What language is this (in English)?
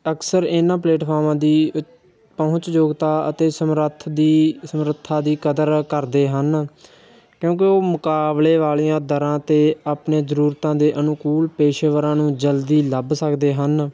Punjabi